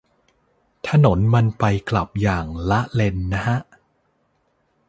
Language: Thai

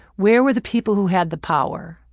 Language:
English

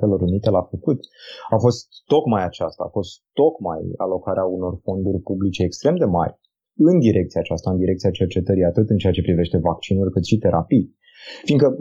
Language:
Romanian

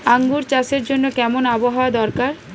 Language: Bangla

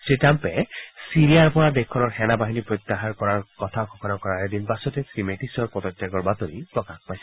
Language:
Assamese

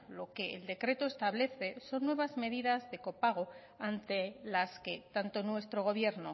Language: Spanish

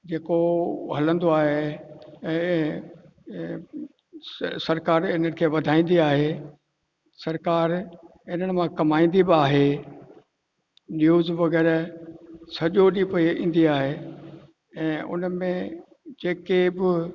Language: Sindhi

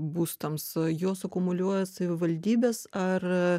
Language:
Lithuanian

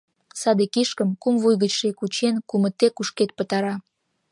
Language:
Mari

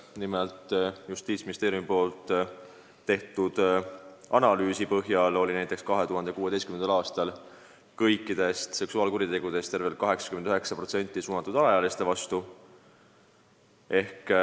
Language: Estonian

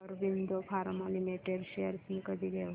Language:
Marathi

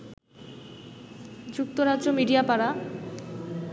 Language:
Bangla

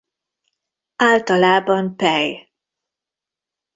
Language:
Hungarian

